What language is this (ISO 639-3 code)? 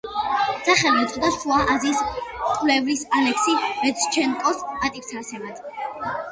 kat